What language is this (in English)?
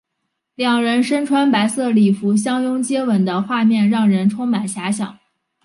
Chinese